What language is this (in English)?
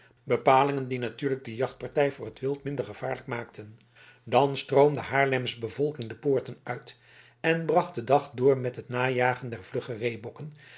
Dutch